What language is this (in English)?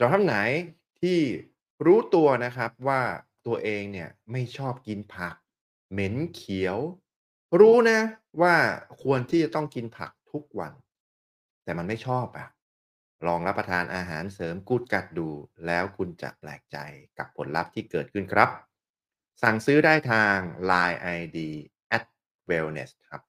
Thai